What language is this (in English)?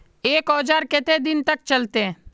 Magahi